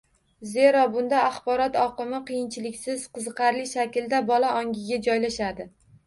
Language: Uzbek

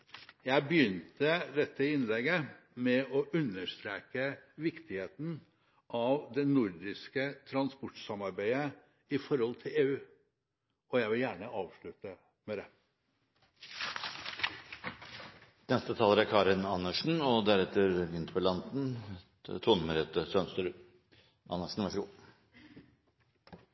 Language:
Norwegian Bokmål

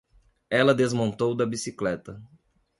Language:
Portuguese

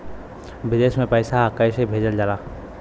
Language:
Bhojpuri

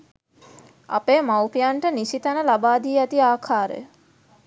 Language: Sinhala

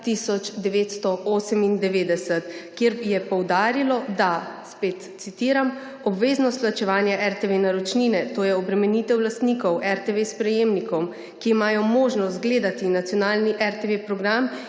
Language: Slovenian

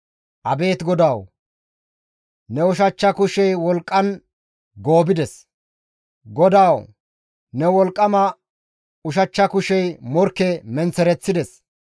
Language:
Gamo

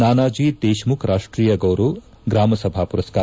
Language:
Kannada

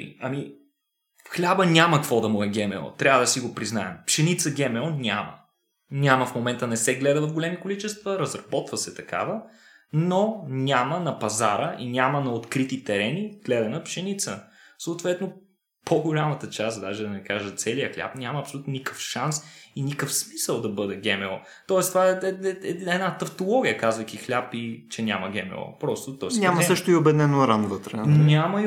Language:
Bulgarian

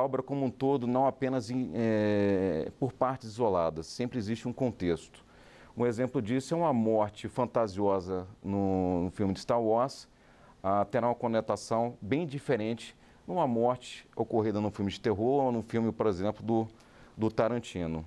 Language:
Portuguese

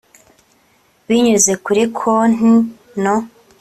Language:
Kinyarwanda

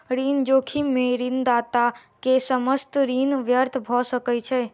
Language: Maithili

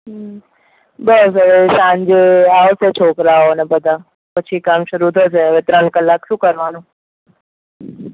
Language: Gujarati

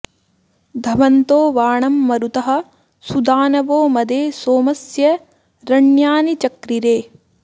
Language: Sanskrit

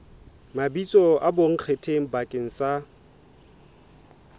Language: Southern Sotho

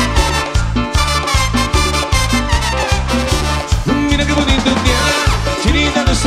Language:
Spanish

